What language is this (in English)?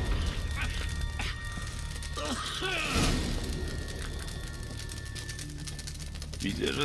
Polish